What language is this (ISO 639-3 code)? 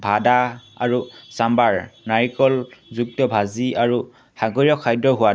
asm